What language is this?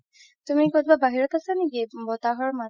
Assamese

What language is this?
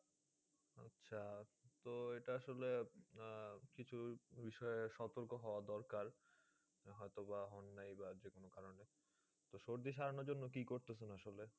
Bangla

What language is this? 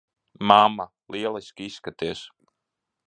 Latvian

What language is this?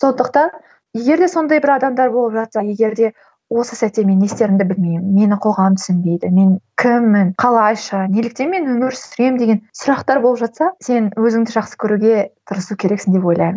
Kazakh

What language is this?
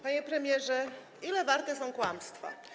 Polish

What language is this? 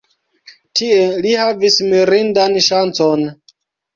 Esperanto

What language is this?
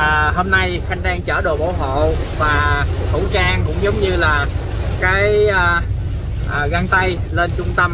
Vietnamese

